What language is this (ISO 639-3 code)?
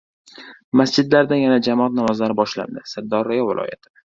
uzb